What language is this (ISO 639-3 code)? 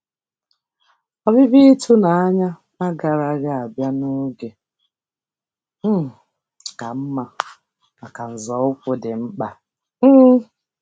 ibo